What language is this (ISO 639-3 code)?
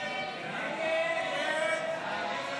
heb